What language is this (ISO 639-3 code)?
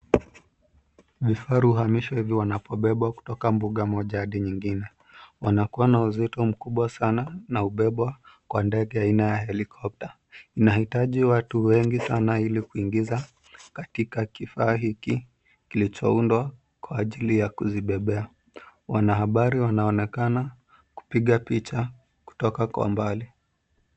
swa